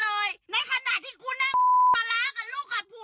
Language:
Thai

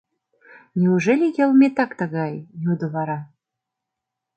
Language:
Mari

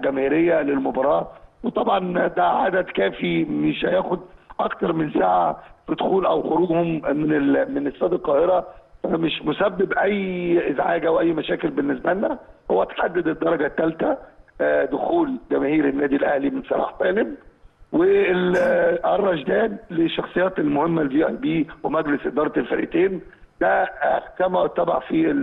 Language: Arabic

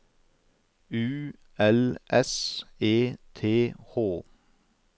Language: Norwegian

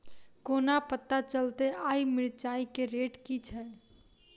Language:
Maithili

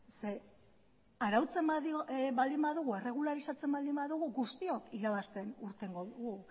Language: Basque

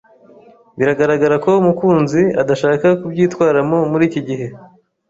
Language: Kinyarwanda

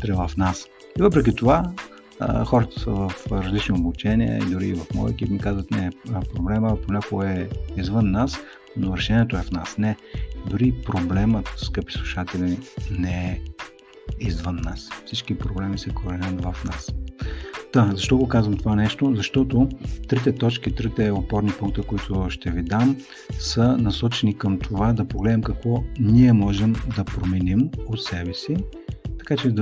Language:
Bulgarian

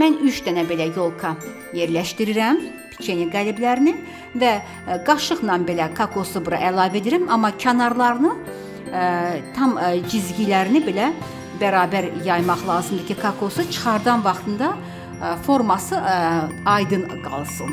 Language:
Turkish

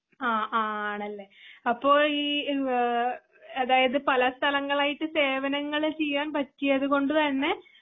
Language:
Malayalam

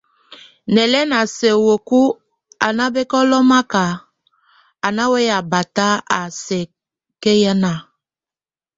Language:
Tunen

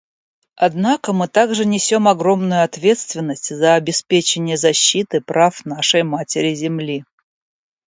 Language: Russian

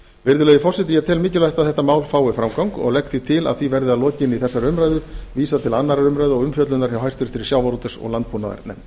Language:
Icelandic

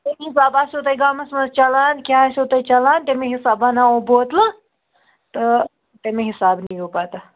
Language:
Kashmiri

